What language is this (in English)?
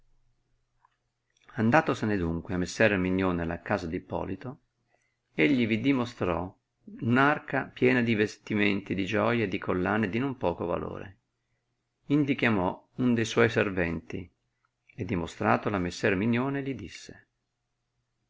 Italian